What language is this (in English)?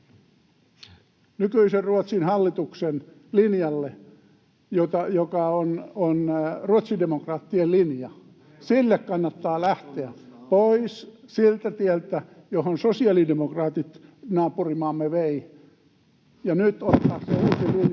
Finnish